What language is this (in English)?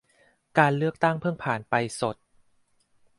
Thai